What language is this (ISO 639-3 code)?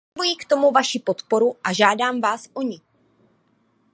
ces